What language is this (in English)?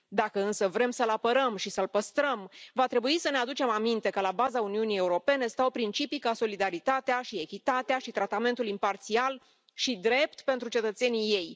Romanian